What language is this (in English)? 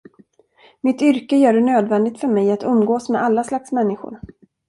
Swedish